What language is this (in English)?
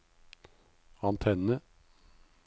Norwegian